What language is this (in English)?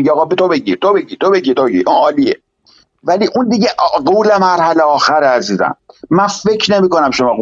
Persian